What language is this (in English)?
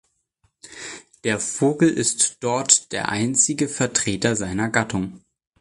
German